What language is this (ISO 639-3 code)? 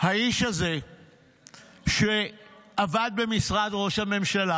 heb